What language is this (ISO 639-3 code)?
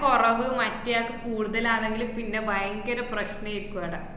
mal